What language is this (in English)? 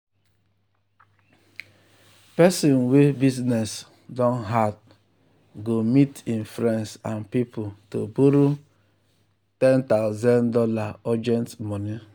Nigerian Pidgin